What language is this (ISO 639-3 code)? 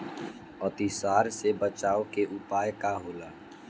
bho